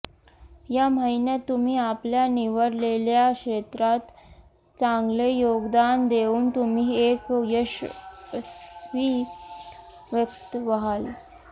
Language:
Marathi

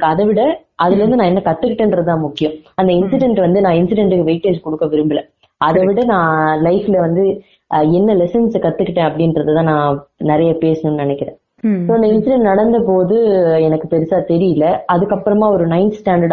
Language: Tamil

